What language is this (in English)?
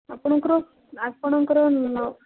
Odia